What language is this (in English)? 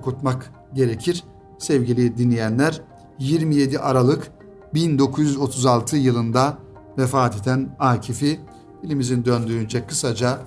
Turkish